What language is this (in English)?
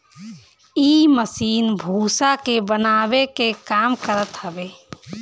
Bhojpuri